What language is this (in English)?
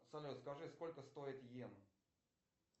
Russian